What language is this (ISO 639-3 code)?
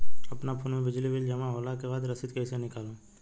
bho